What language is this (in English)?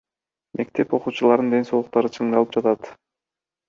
Kyrgyz